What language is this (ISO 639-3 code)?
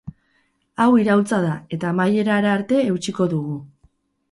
eus